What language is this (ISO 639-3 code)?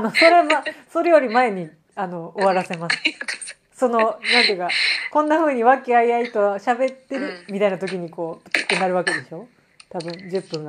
jpn